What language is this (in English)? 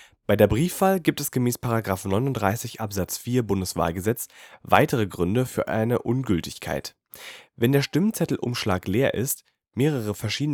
German